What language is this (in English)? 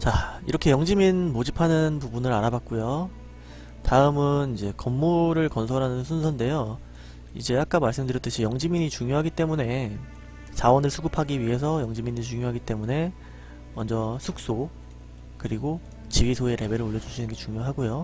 Korean